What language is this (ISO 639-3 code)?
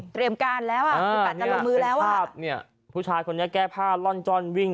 tha